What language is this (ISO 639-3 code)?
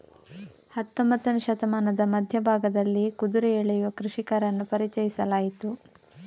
kan